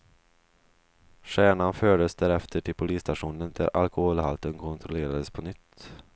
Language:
Swedish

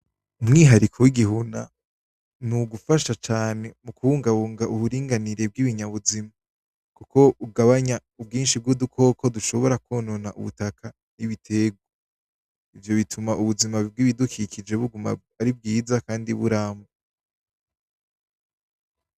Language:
Rundi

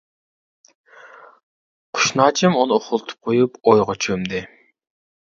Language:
Uyghur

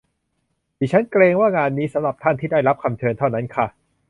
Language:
Thai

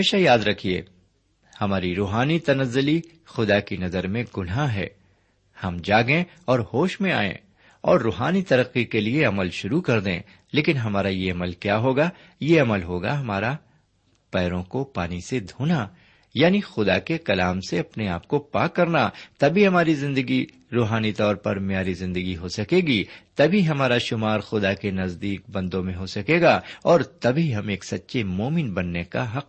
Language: Urdu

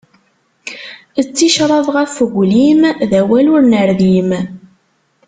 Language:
Kabyle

